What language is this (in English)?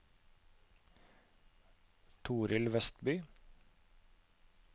Norwegian